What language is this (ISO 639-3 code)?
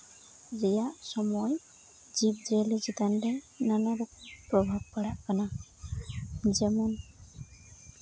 sat